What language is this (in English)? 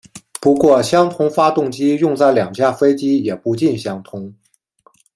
Chinese